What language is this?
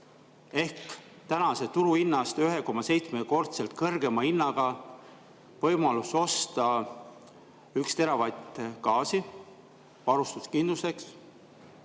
Estonian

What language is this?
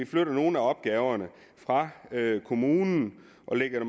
Danish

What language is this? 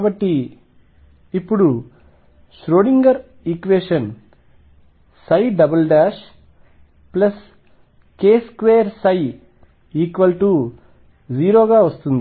Telugu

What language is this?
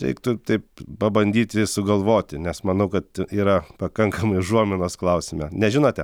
Lithuanian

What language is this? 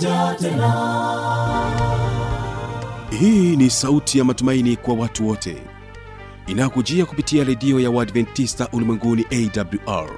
Swahili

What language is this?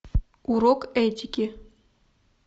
Russian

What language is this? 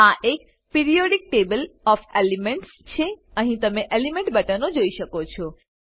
Gujarati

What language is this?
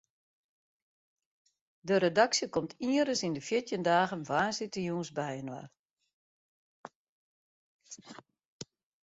Western Frisian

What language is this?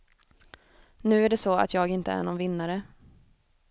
Swedish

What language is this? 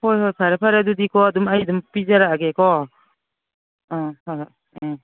Manipuri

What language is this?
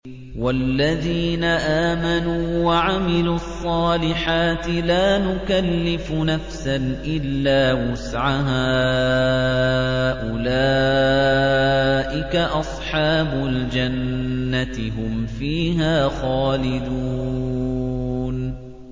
Arabic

